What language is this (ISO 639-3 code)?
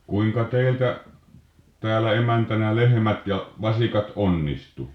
fin